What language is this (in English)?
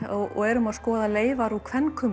Icelandic